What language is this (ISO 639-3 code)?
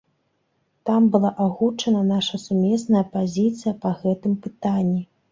bel